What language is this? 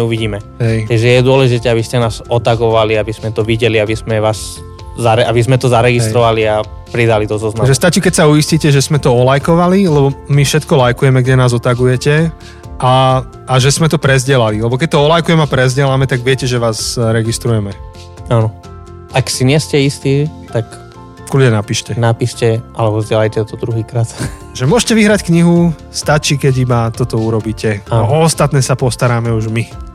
Slovak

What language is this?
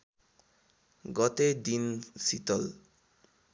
Nepali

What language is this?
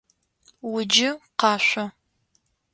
Adyghe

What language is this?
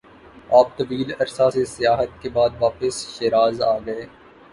Urdu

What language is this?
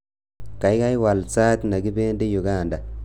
Kalenjin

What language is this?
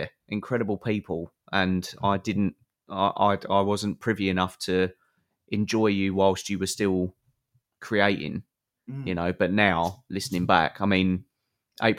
English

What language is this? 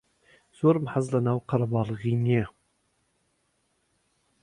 Central Kurdish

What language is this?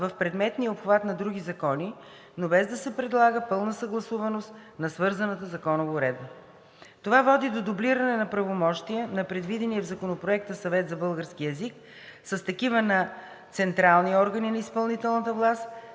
Bulgarian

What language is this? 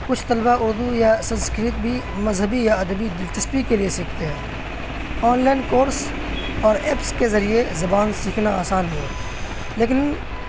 Urdu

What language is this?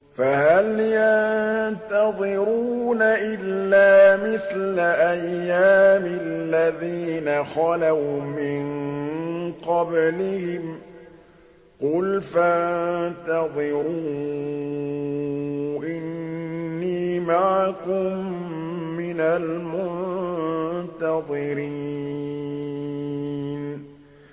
Arabic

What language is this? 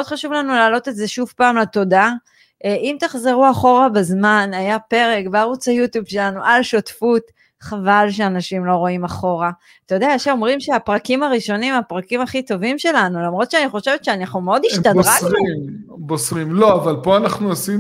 Hebrew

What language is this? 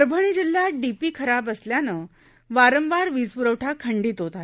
Marathi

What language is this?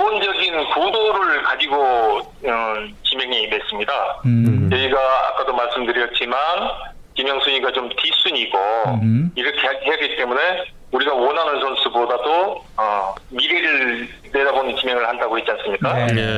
Korean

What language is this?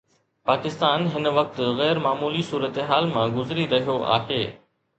Sindhi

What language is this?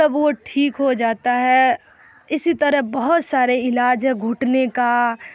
Urdu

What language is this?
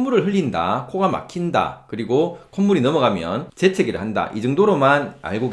Korean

